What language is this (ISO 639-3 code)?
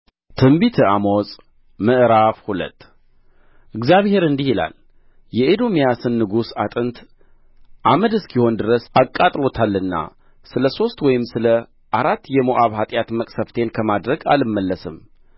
amh